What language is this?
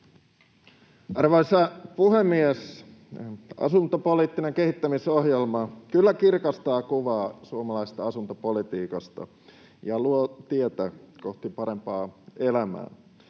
Finnish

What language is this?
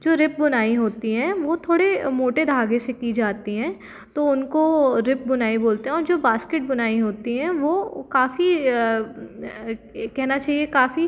Hindi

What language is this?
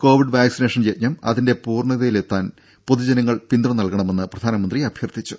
Malayalam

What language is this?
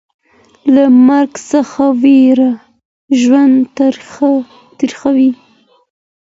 Pashto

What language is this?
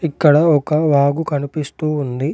Telugu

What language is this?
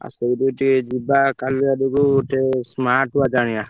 Odia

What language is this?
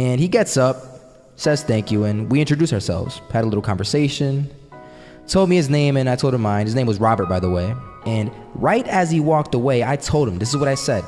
English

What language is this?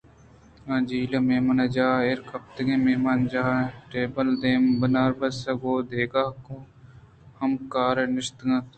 Eastern Balochi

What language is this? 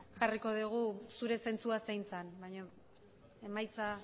Basque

